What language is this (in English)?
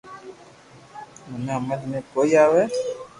Loarki